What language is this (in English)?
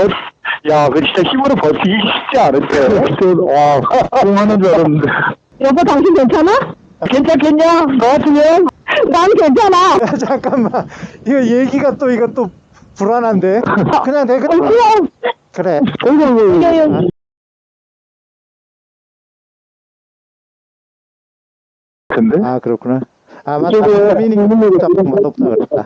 Korean